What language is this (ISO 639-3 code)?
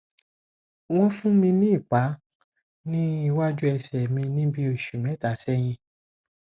yor